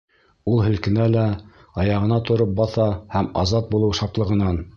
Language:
Bashkir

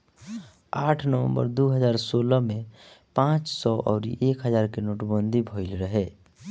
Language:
Bhojpuri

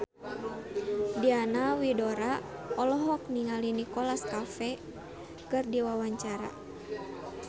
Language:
Sundanese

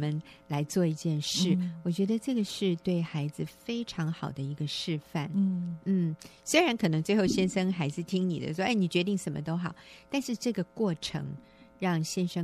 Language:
Chinese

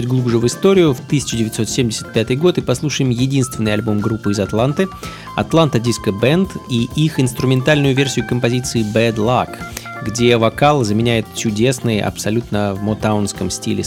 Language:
Russian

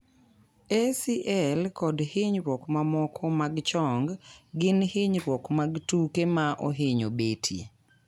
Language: Luo (Kenya and Tanzania)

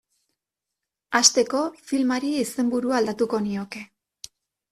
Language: Basque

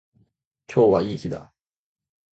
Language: Japanese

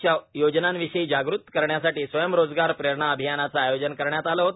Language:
Marathi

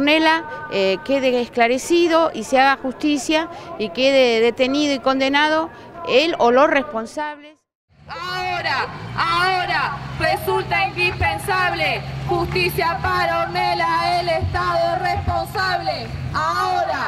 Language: Spanish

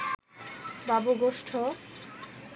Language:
Bangla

